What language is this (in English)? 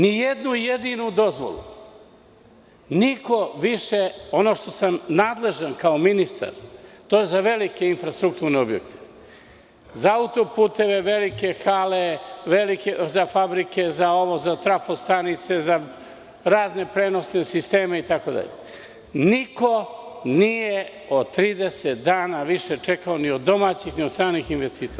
Serbian